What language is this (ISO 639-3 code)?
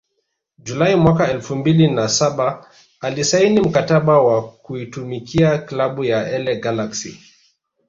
swa